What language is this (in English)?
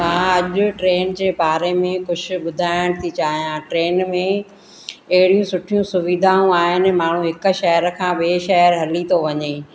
Sindhi